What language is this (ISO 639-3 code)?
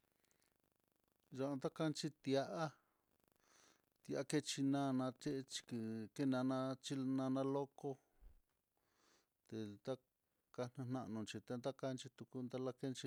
vmm